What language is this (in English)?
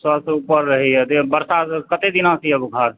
Maithili